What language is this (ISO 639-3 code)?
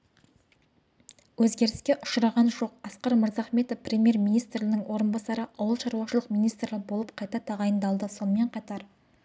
kaz